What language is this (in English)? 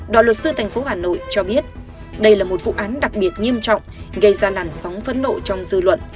Vietnamese